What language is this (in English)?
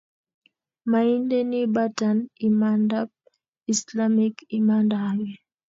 Kalenjin